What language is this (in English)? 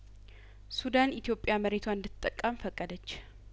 Amharic